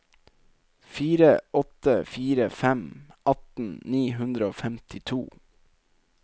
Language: Norwegian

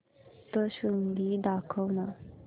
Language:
Marathi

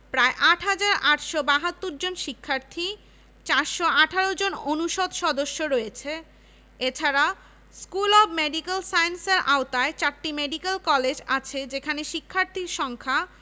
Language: Bangla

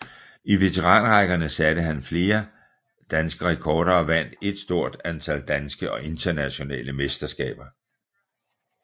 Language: Danish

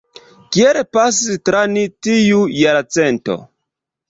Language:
Esperanto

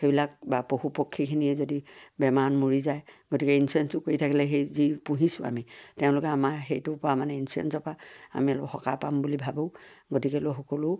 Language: Assamese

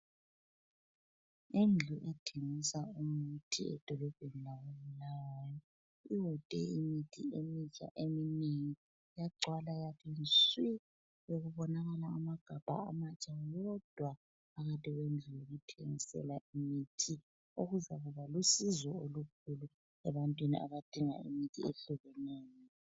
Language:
North Ndebele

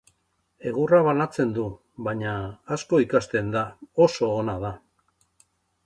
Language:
Basque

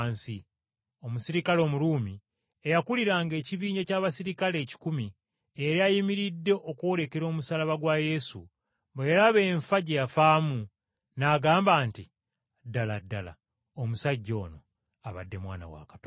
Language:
Ganda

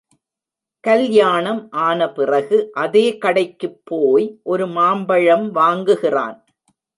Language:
Tamil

